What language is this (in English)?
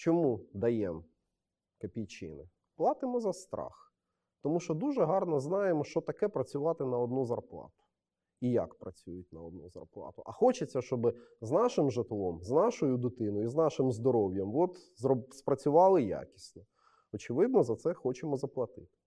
Ukrainian